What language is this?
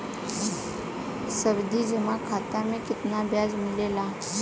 Bhojpuri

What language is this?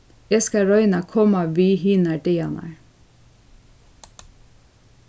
Faroese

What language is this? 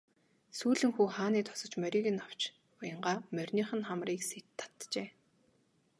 Mongolian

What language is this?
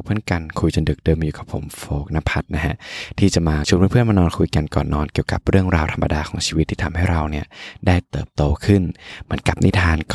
Thai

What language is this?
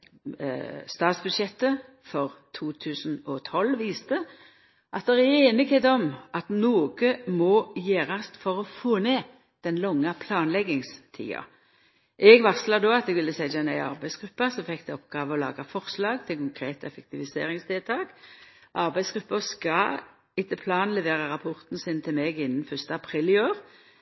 Norwegian Nynorsk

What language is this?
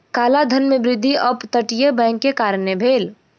Maithili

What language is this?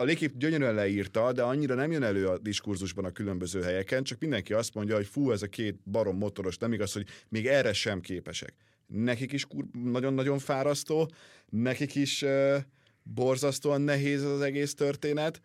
Hungarian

